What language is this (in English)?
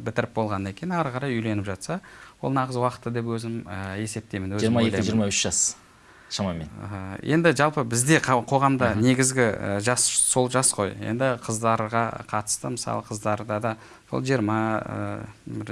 Turkish